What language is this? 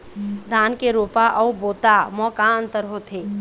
Chhattisgarhi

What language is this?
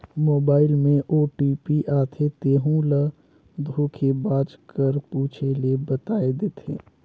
Chhattisgarhi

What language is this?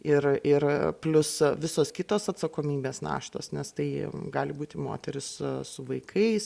Lithuanian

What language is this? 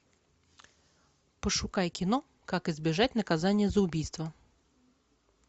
Russian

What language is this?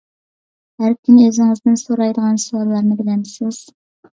Uyghur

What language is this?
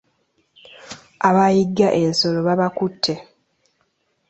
Ganda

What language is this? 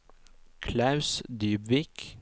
Norwegian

